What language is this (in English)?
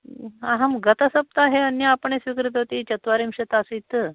Sanskrit